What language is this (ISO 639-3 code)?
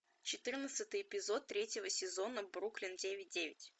rus